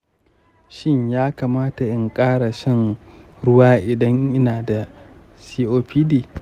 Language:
Hausa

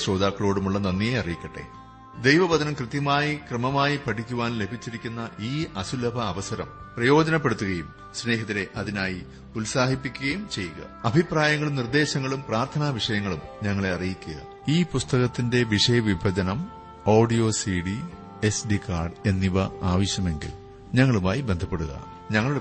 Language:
Malayalam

